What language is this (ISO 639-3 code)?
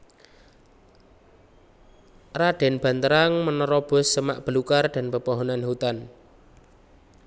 jav